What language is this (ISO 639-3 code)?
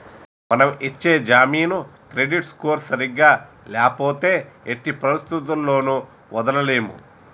tel